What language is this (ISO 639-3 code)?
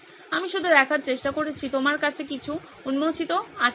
ben